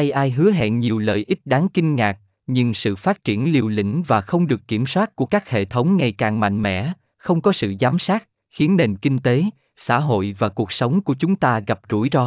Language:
Vietnamese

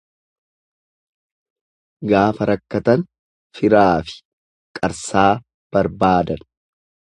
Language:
Oromo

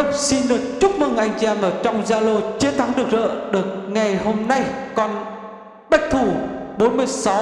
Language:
Vietnamese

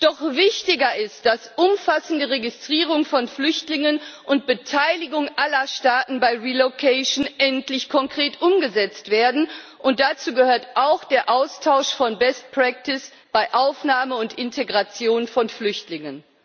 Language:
German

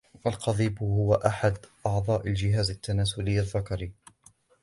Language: Arabic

